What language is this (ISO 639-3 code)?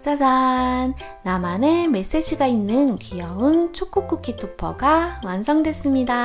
kor